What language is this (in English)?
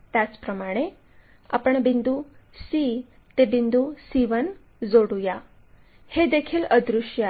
Marathi